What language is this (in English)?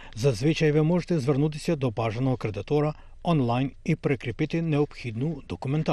Ukrainian